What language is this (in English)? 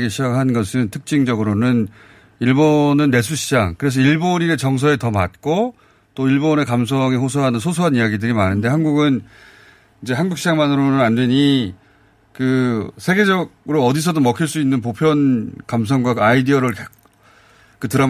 Korean